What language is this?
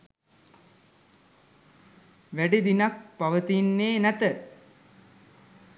Sinhala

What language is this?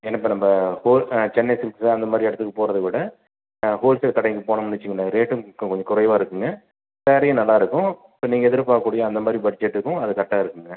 Tamil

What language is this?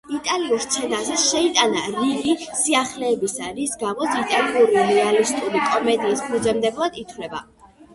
Georgian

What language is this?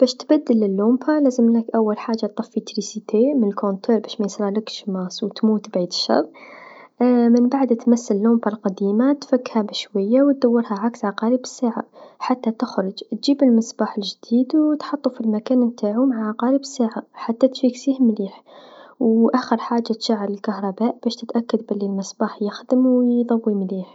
Tunisian Arabic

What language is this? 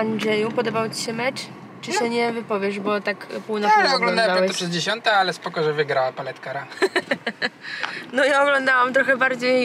Polish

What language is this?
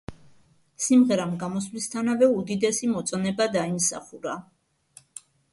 Georgian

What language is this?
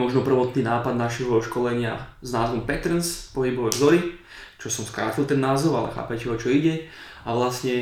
Slovak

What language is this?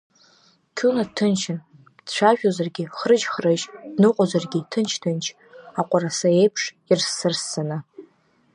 Abkhazian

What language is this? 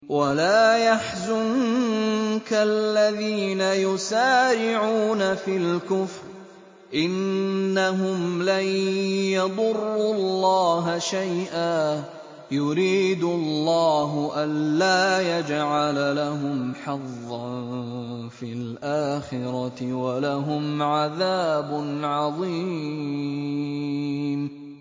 Arabic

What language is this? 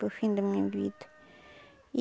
Portuguese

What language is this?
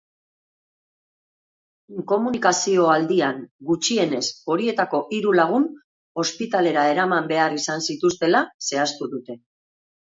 Basque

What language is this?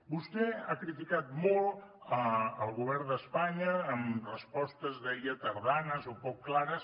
Catalan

